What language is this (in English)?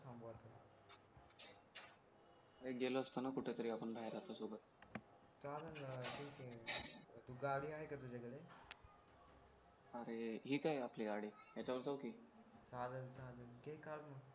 Marathi